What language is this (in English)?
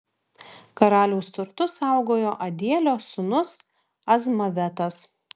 Lithuanian